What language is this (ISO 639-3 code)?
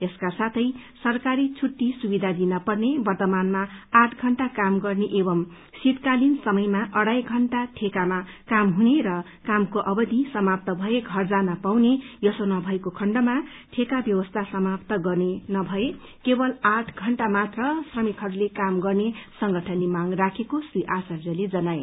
nep